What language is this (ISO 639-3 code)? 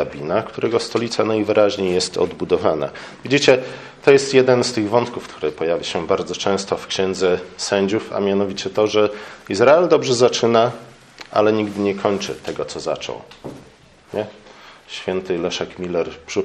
pol